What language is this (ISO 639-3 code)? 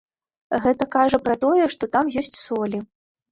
bel